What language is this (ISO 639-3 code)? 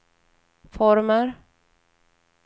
swe